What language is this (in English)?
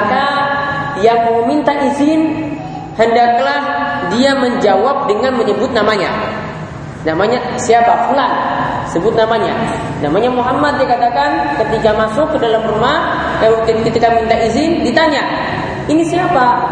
Indonesian